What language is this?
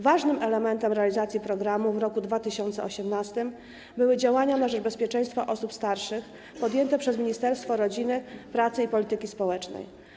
Polish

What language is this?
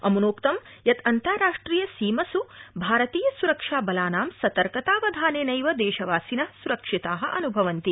Sanskrit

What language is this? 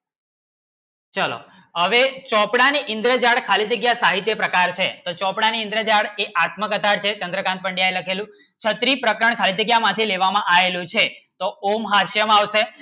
Gujarati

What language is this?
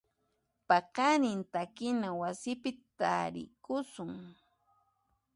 Puno Quechua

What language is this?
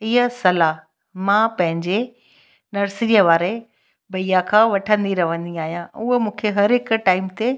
Sindhi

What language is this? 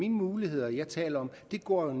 Danish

